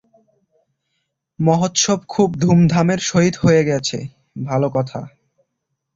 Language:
Bangla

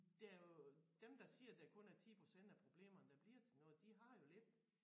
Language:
Danish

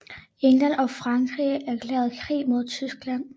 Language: Danish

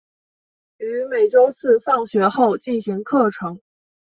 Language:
Chinese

